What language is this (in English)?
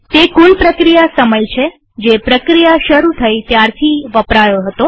Gujarati